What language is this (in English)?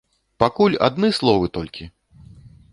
Belarusian